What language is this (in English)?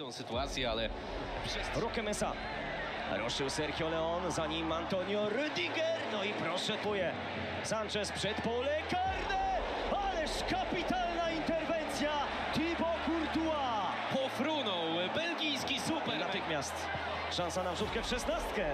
Polish